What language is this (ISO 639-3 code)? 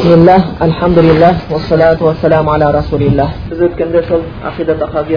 bul